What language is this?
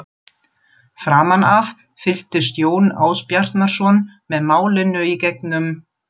Icelandic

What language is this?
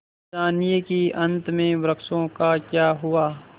Hindi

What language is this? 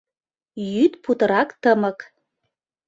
Mari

